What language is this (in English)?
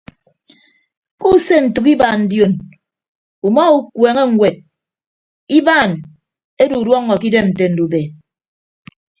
Ibibio